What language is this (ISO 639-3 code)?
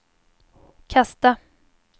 swe